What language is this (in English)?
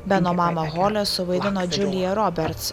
Lithuanian